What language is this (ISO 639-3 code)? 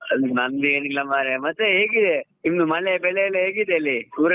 kan